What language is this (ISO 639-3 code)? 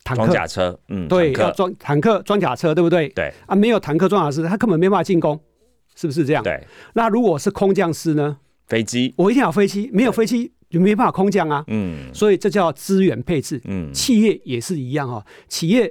zho